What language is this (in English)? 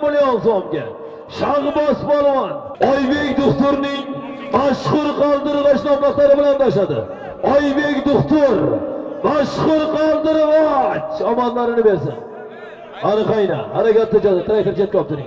Turkish